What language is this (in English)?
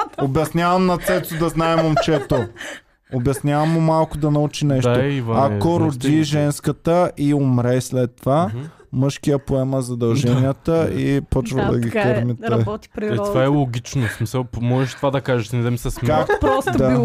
Bulgarian